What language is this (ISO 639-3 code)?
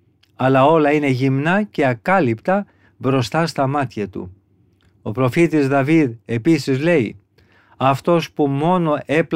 ell